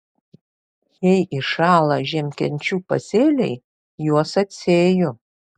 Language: Lithuanian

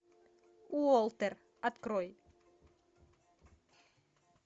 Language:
Russian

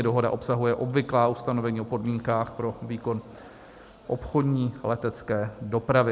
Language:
Czech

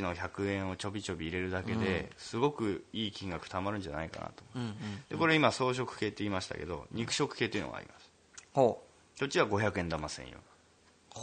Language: Japanese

